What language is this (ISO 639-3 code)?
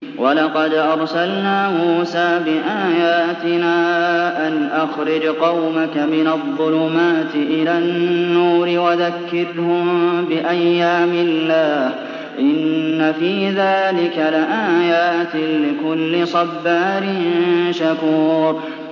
ara